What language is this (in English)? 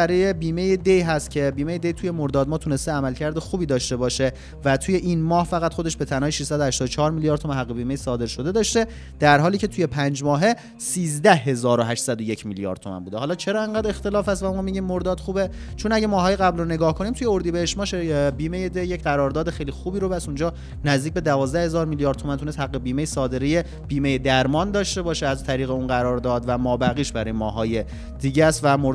Persian